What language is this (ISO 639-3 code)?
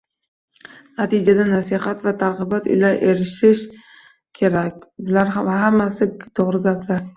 uzb